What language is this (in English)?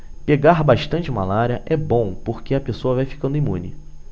Portuguese